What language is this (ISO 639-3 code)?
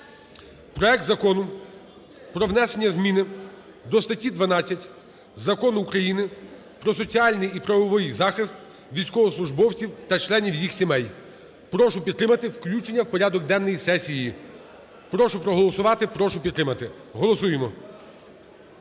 ukr